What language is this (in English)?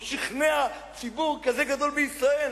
Hebrew